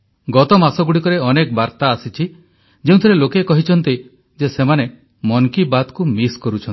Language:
Odia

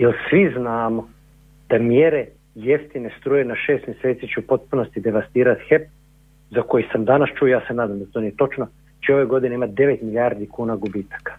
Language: Croatian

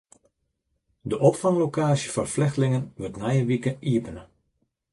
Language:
Western Frisian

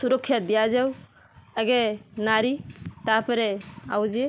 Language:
Odia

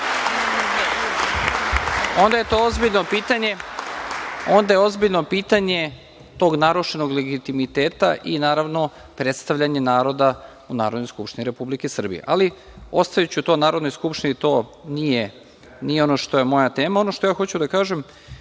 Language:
Serbian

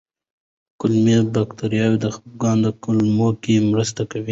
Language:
Pashto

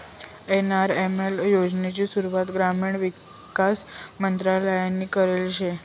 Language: Marathi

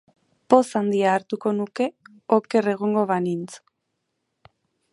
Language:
Basque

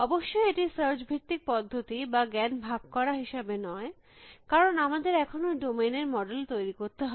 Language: Bangla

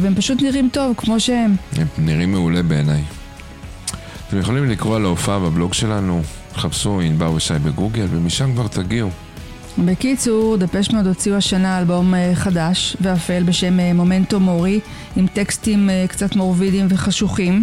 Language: Hebrew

